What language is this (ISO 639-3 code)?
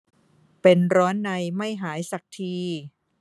tha